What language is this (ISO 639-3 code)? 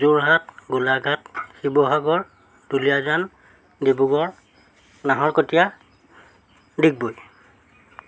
asm